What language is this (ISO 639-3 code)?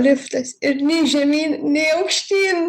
lit